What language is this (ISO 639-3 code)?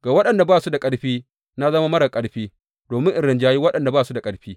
hau